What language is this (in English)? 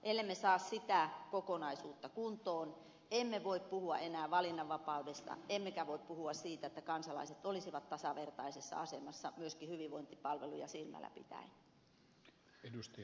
Finnish